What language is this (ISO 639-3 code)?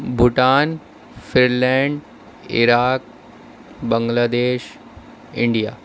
urd